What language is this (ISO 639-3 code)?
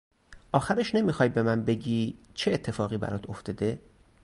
fas